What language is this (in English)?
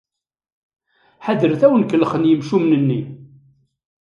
Kabyle